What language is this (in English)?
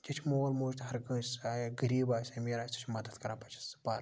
Kashmiri